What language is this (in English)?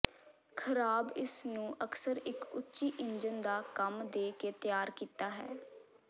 Punjabi